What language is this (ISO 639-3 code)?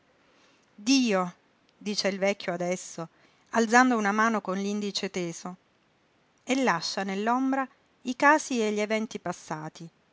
ita